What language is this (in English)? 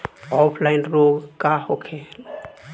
Bhojpuri